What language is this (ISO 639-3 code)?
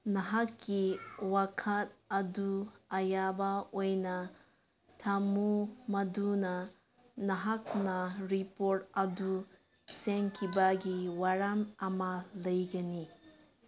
mni